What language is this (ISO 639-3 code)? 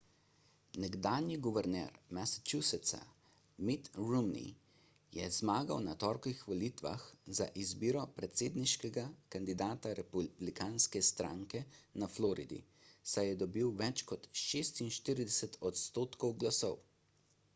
slv